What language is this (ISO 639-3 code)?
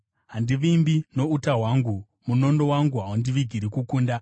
sna